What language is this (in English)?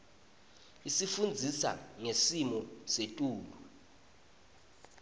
Swati